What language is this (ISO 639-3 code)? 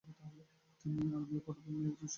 ben